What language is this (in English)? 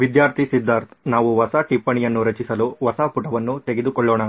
Kannada